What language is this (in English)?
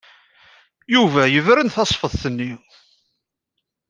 Kabyle